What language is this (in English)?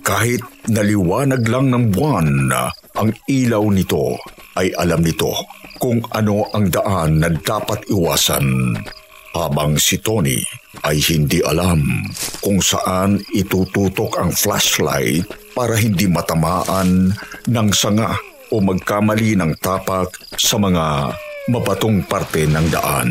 Filipino